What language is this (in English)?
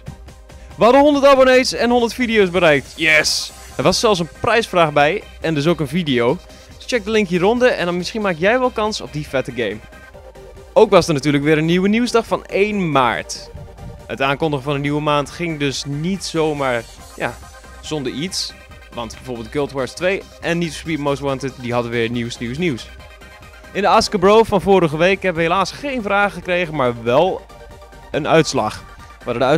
Dutch